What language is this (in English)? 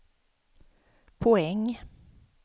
Swedish